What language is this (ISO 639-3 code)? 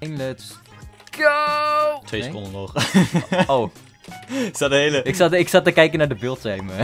nld